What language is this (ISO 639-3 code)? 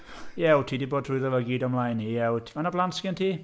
cym